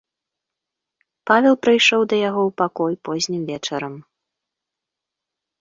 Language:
Belarusian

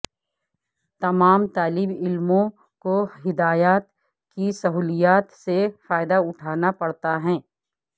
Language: Urdu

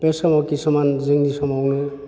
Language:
Bodo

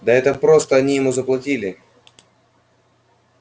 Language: Russian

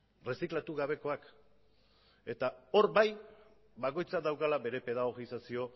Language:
Basque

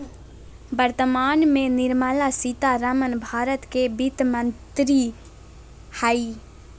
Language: Magahi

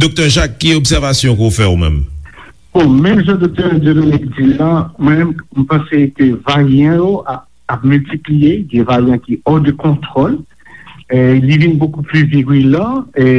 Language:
French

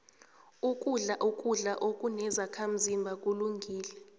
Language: South Ndebele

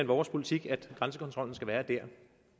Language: Danish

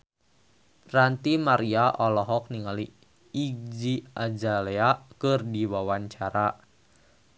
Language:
Sundanese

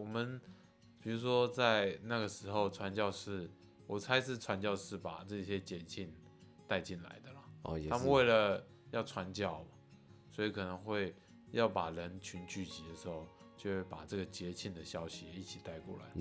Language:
Chinese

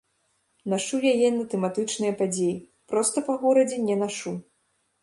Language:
Belarusian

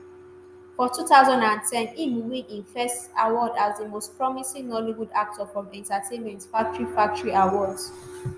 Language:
Nigerian Pidgin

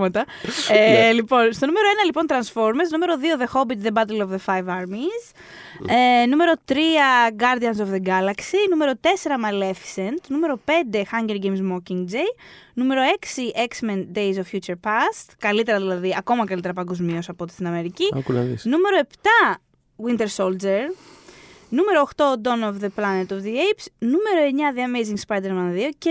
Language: Greek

